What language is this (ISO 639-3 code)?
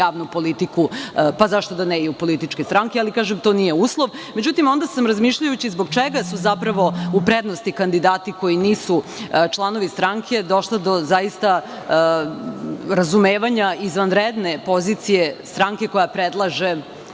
srp